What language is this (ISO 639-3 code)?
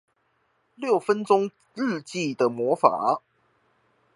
zho